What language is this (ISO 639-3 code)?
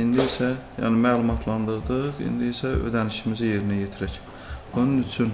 tur